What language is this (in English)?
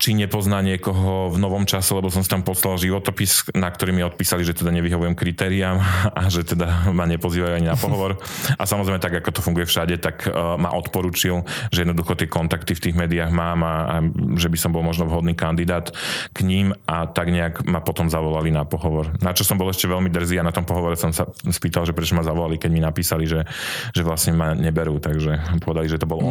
Slovak